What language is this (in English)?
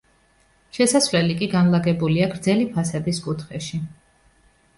Georgian